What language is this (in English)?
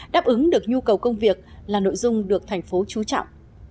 Vietnamese